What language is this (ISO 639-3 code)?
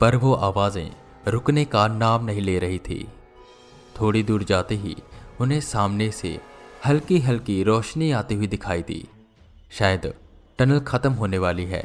hin